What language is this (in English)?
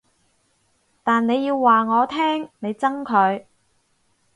Cantonese